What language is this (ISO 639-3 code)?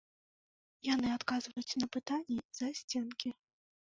bel